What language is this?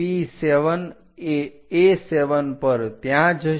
Gujarati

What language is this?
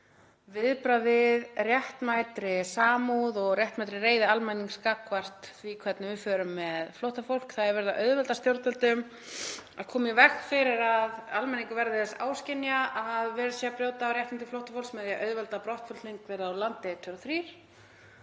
Icelandic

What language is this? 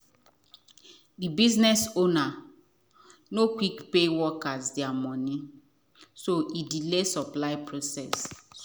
Nigerian Pidgin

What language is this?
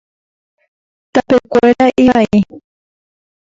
Guarani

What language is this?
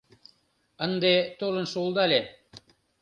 Mari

